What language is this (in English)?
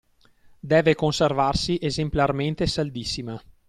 Italian